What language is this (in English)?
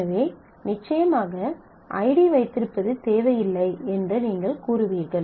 Tamil